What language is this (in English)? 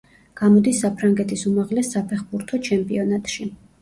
Georgian